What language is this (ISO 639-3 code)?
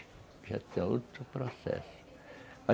por